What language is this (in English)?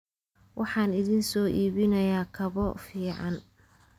Somali